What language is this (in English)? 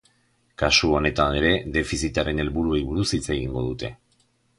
Basque